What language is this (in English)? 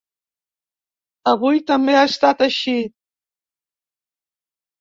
Catalan